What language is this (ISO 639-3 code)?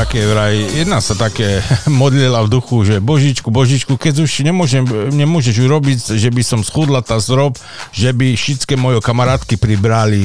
slk